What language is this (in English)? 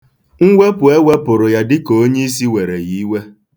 Igbo